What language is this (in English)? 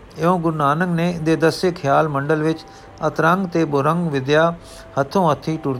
Punjabi